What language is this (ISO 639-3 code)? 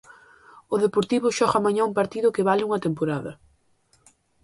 glg